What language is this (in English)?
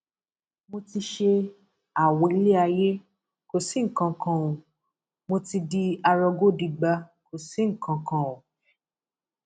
Yoruba